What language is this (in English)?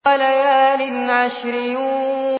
Arabic